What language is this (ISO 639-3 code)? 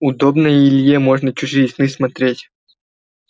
rus